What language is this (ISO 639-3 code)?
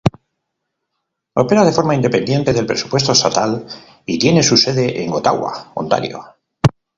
spa